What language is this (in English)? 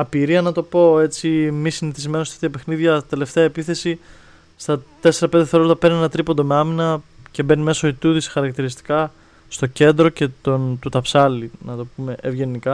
Greek